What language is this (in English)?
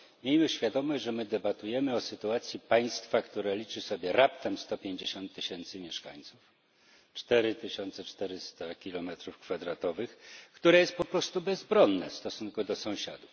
Polish